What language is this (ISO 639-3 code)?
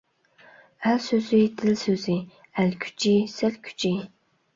uig